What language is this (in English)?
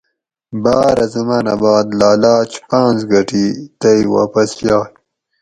Gawri